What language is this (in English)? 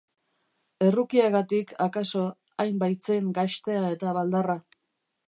Basque